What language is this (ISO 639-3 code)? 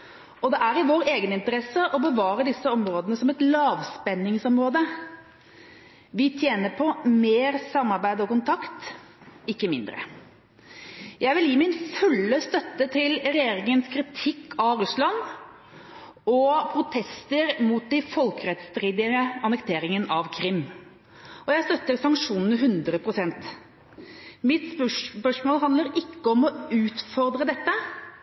nob